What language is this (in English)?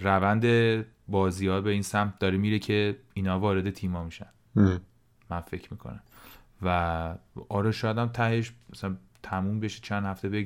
Persian